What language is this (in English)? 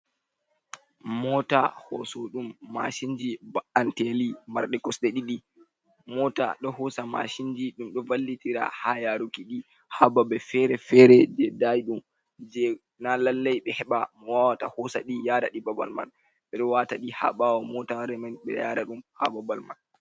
Fula